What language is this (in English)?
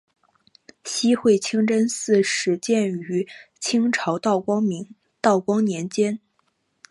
Chinese